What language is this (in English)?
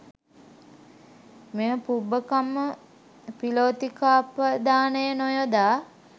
Sinhala